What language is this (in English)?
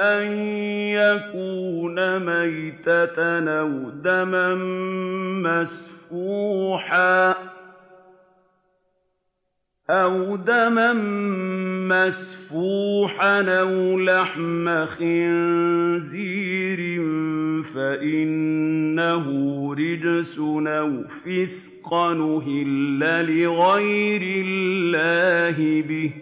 Arabic